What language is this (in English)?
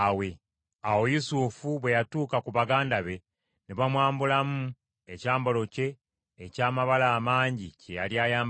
Ganda